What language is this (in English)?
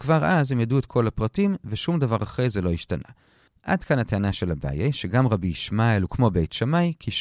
Hebrew